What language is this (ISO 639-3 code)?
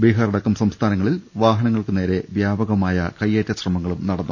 mal